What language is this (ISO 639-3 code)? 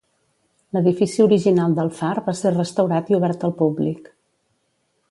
cat